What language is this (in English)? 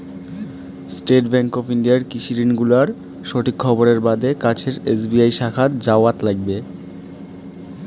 Bangla